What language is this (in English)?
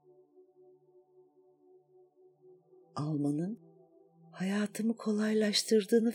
Turkish